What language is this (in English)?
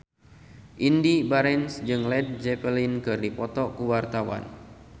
Sundanese